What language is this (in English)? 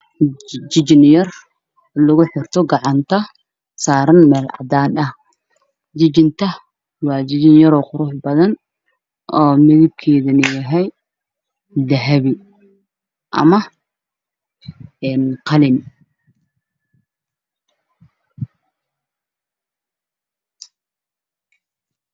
Somali